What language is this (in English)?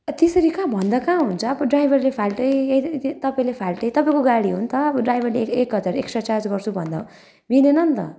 Nepali